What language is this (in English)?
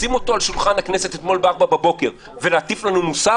Hebrew